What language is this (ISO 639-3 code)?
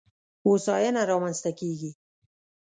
pus